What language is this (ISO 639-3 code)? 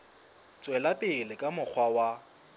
sot